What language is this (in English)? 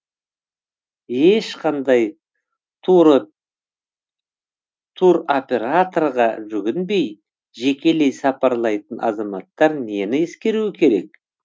Kazakh